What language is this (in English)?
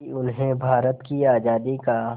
Hindi